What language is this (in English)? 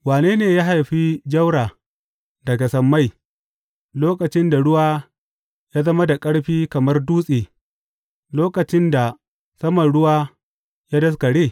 Hausa